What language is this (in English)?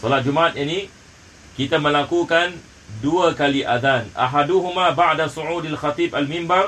Malay